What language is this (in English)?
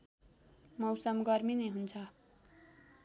Nepali